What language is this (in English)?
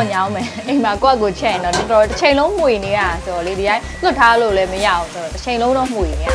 Thai